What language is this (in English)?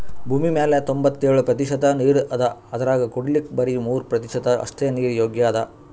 Kannada